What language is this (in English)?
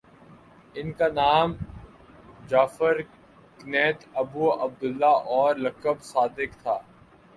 Urdu